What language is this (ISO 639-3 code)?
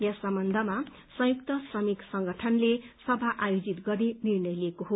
nep